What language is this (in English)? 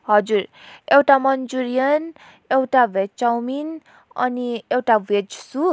Nepali